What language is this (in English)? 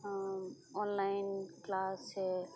Santali